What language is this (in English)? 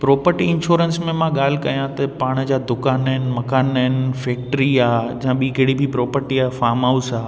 Sindhi